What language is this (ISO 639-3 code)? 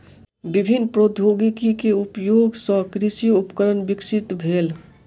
mai